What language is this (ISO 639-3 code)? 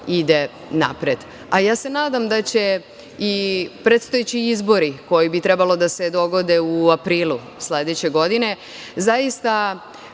srp